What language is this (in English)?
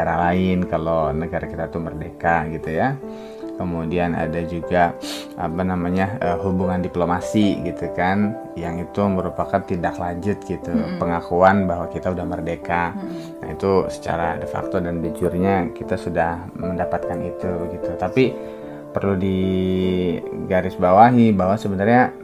Indonesian